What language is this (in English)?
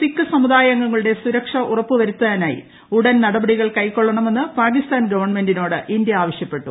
Malayalam